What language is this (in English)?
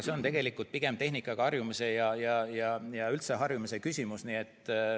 Estonian